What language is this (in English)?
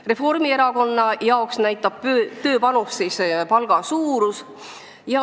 Estonian